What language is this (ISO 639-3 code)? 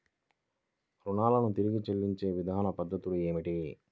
tel